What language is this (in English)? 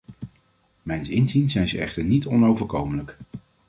Dutch